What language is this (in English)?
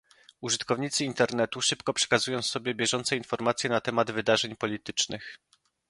Polish